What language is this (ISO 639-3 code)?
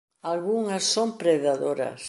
glg